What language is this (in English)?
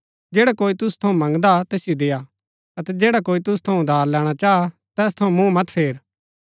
Gaddi